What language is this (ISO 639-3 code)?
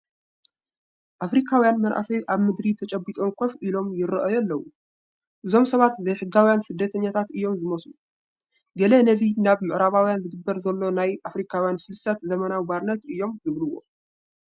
tir